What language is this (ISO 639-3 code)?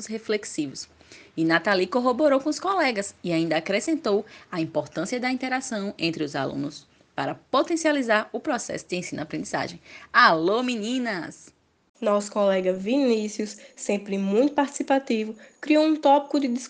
por